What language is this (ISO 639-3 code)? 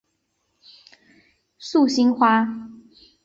zho